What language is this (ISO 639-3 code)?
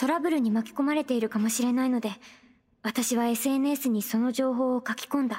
jpn